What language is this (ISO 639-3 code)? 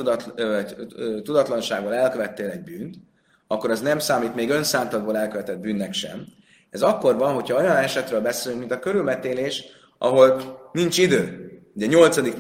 hun